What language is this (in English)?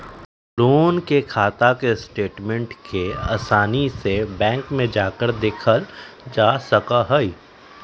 Magahi